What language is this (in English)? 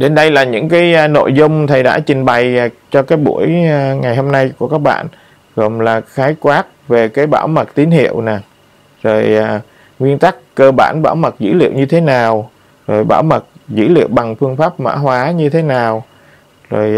Vietnamese